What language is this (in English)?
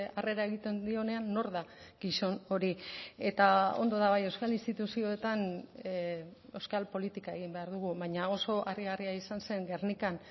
Basque